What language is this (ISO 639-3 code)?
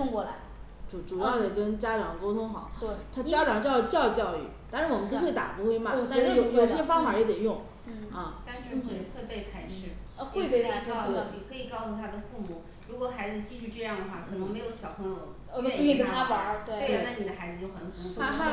zho